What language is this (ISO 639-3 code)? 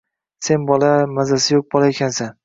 uzb